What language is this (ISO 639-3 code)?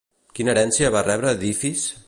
cat